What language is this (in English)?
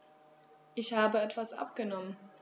German